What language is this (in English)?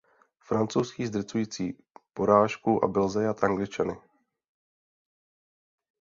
Czech